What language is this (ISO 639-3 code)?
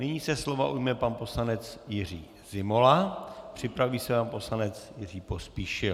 ces